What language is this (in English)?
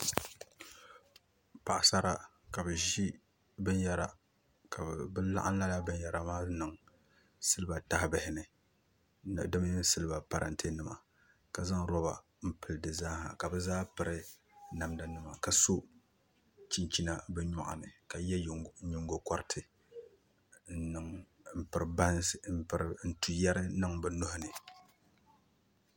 Dagbani